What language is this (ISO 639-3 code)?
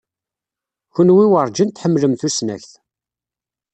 kab